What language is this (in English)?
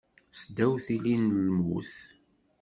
Kabyle